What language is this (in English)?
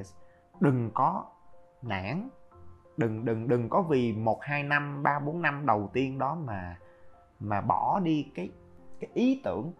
Vietnamese